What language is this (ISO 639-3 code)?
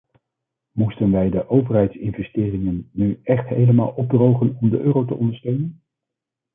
nld